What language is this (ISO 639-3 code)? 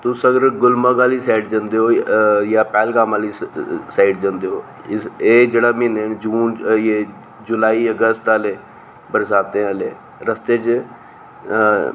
doi